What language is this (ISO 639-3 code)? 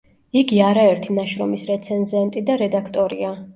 kat